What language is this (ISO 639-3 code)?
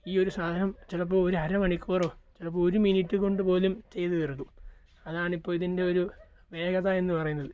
mal